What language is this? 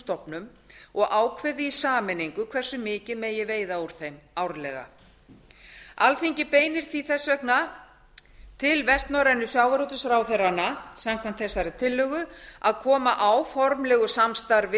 Icelandic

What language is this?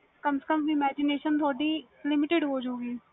Punjabi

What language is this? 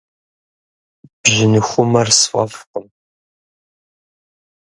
Kabardian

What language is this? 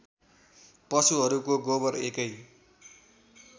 Nepali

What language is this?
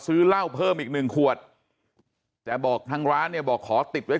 Thai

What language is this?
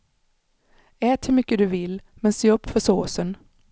Swedish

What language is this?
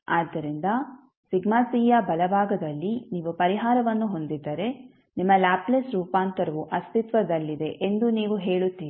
Kannada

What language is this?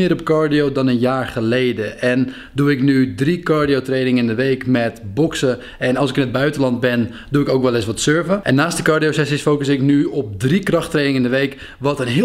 Dutch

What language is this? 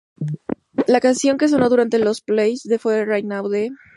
Spanish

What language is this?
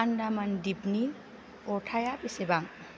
Bodo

